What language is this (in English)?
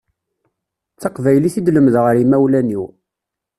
Kabyle